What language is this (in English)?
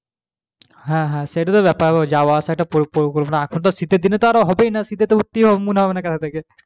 Bangla